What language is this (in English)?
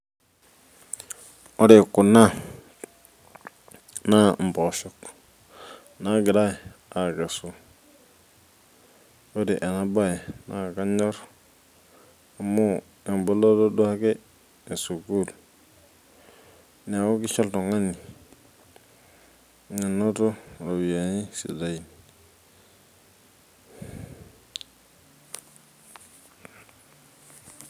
Masai